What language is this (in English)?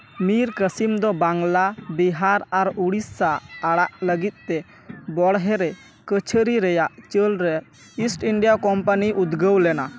Santali